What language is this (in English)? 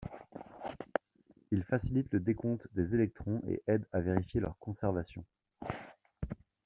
French